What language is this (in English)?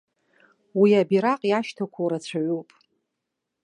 Abkhazian